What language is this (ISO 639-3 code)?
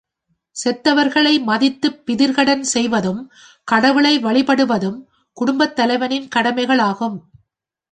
tam